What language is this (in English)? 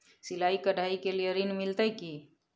Maithili